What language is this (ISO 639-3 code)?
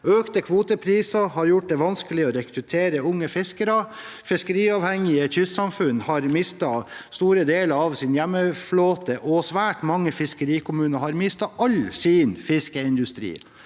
nor